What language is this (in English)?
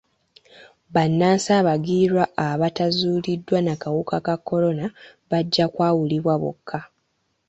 Ganda